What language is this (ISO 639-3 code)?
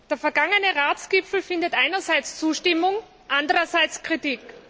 deu